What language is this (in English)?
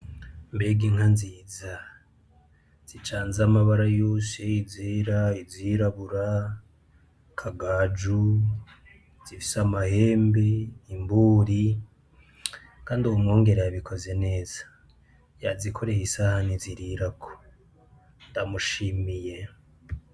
Rundi